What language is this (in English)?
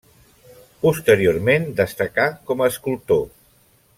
Catalan